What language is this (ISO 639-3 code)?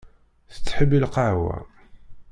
kab